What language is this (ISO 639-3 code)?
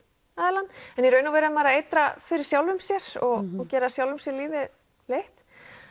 isl